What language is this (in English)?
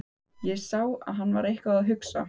Icelandic